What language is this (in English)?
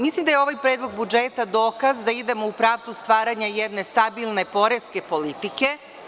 Serbian